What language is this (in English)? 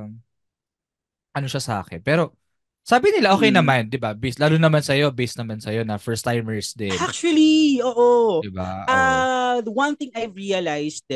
Filipino